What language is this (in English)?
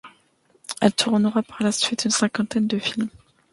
French